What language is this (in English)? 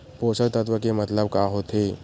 Chhattisgarhi